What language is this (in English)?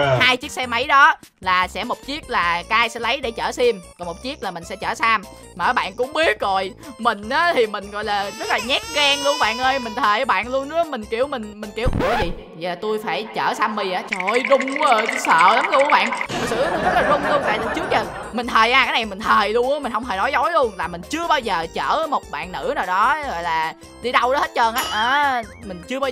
Vietnamese